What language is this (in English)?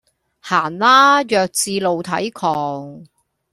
Cantonese